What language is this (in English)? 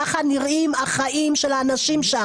Hebrew